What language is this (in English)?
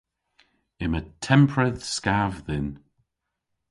Cornish